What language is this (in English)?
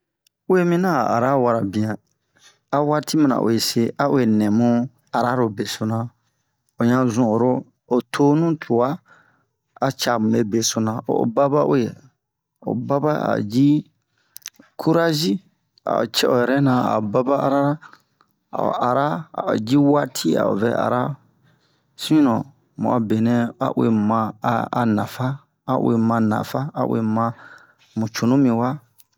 Bomu